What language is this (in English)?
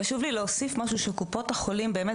Hebrew